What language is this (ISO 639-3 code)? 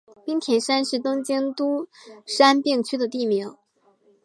zho